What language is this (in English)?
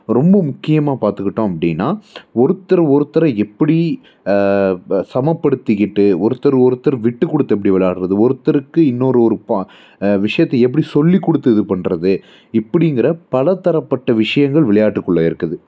Tamil